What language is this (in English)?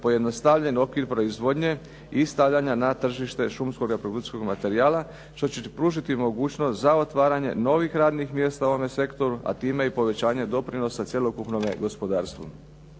Croatian